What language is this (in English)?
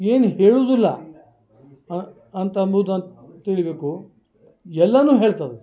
Kannada